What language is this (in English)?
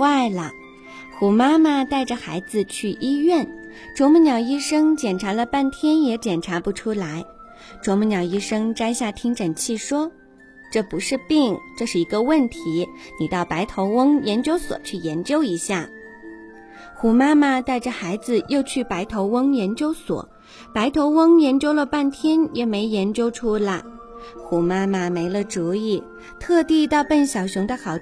Chinese